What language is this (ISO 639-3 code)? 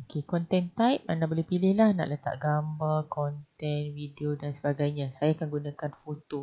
msa